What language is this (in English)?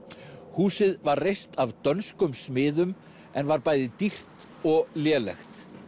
Icelandic